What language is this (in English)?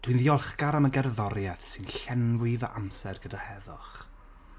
Welsh